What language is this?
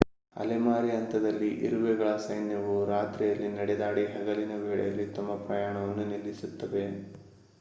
Kannada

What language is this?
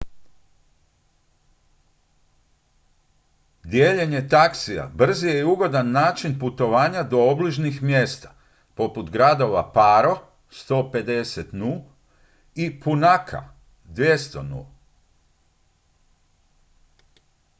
Croatian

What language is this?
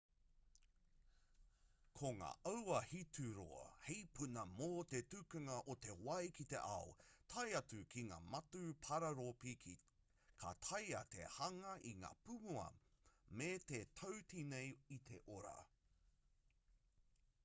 Māori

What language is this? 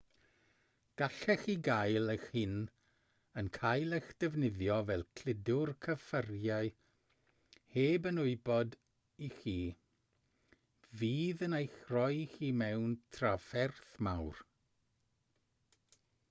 Welsh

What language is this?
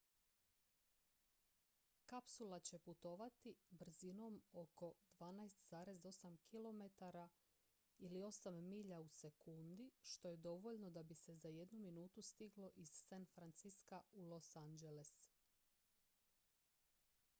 Croatian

